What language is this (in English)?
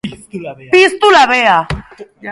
Basque